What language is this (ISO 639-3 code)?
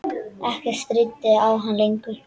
isl